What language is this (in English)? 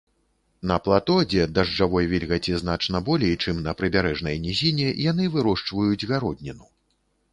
Belarusian